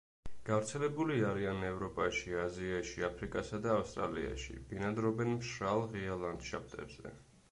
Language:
Georgian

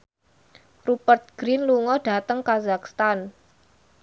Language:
Javanese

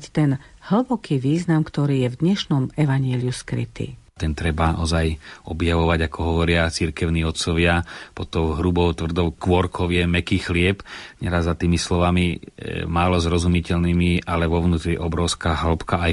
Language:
Slovak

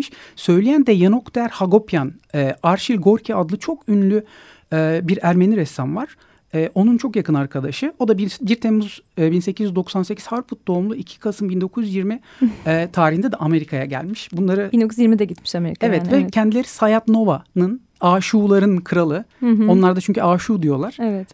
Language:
Turkish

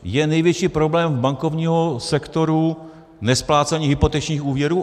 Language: Czech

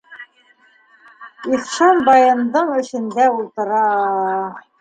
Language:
Bashkir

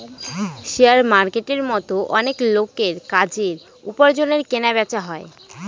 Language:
Bangla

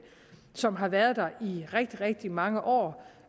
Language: Danish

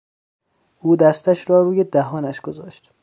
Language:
Persian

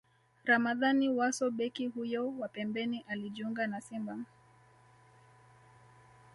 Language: Swahili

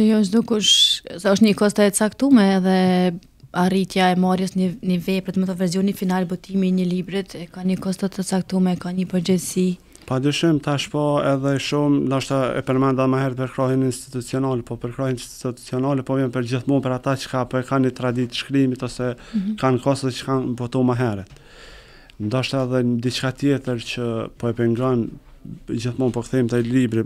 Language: Romanian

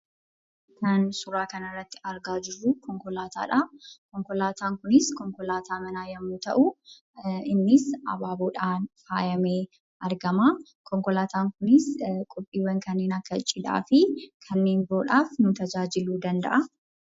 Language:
Oromo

